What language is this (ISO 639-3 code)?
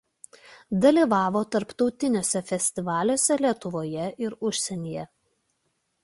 lit